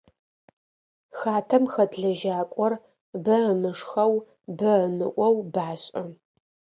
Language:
Adyghe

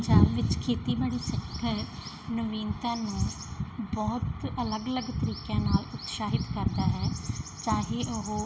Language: Punjabi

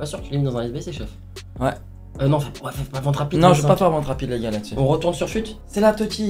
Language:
French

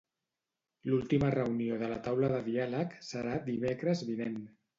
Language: Catalan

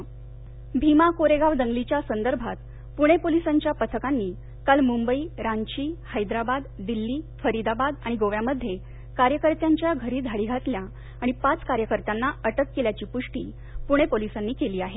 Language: Marathi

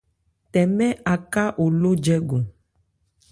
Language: Ebrié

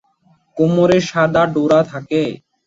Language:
Bangla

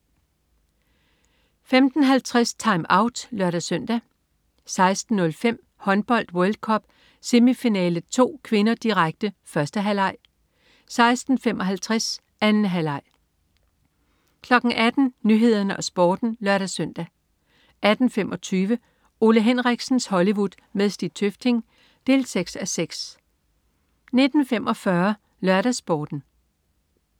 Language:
Danish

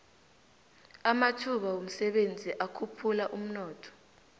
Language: South Ndebele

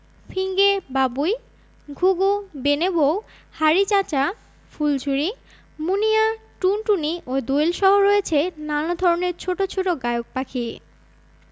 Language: Bangla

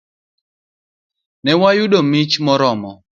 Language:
Luo (Kenya and Tanzania)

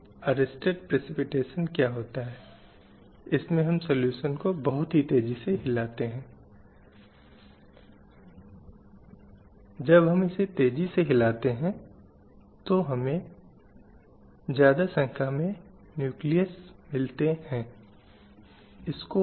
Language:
Hindi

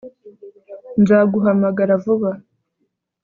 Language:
Kinyarwanda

